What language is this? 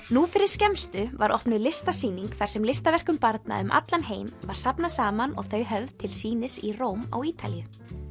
Icelandic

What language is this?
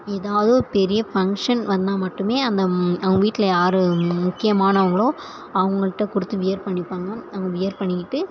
Tamil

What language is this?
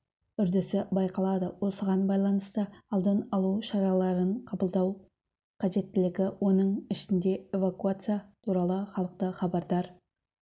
Kazakh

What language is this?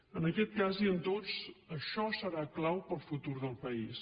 Catalan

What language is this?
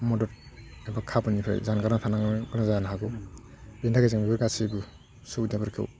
Bodo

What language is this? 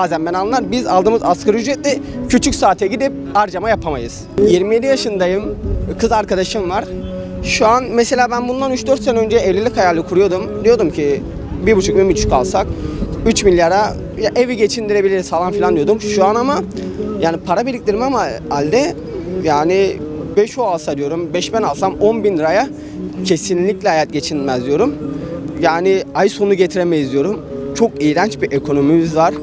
Turkish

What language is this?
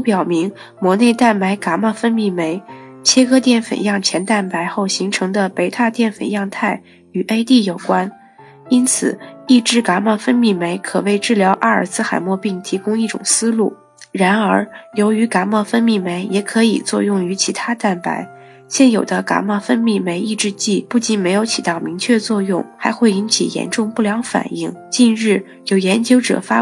Chinese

